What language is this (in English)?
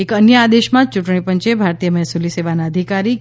Gujarati